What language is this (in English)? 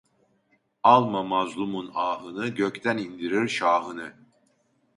Turkish